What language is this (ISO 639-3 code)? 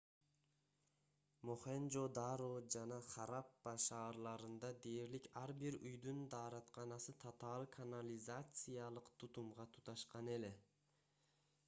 kir